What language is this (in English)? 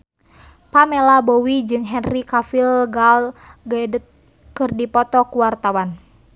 Sundanese